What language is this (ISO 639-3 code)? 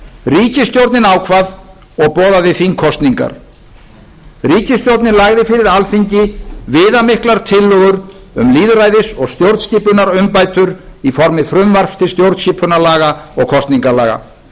isl